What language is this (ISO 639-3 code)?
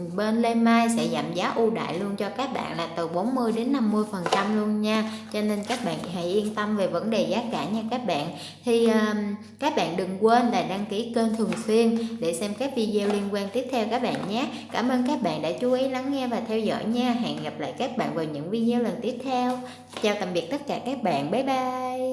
vie